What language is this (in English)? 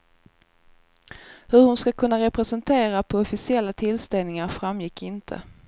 Swedish